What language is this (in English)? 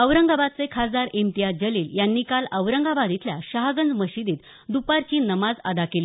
Marathi